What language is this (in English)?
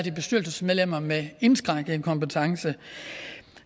Danish